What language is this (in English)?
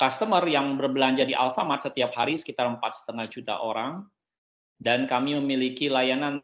Indonesian